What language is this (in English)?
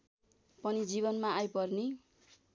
Nepali